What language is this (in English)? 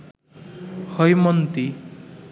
Bangla